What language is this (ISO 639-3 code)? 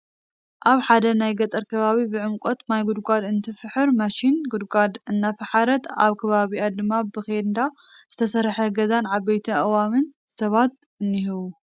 tir